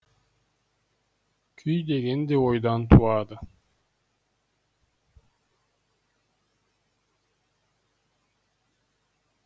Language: Kazakh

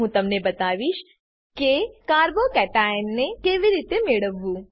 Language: Gujarati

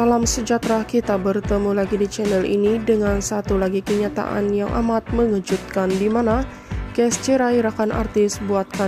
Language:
Indonesian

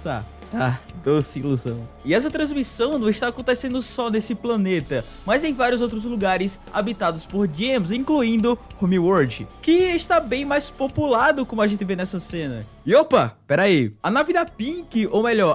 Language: Portuguese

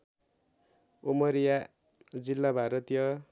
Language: Nepali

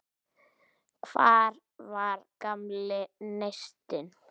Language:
Icelandic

